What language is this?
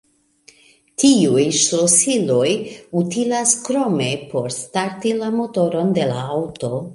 Esperanto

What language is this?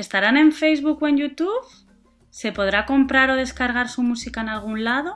Spanish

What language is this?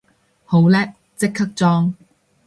Cantonese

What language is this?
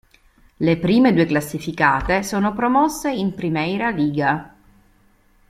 Italian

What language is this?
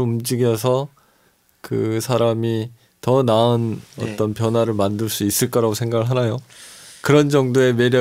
Korean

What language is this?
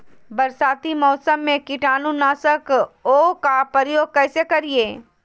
Magahi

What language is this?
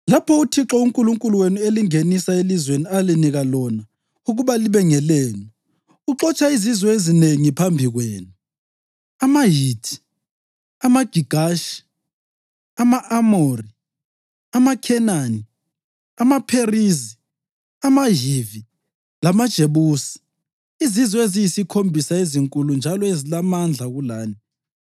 North Ndebele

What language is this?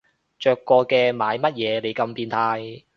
Cantonese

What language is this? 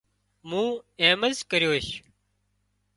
Wadiyara Koli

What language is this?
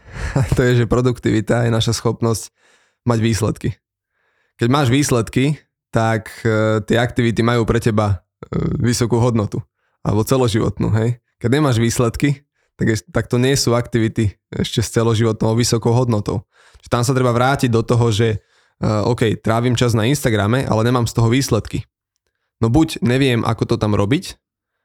Slovak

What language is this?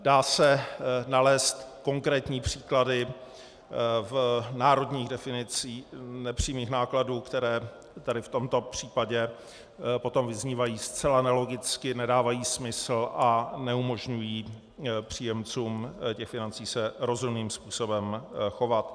Czech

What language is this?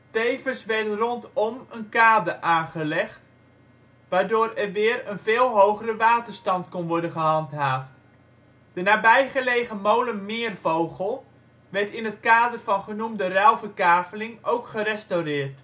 Dutch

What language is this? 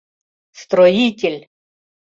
Mari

